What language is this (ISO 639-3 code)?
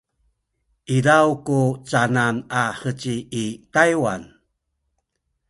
szy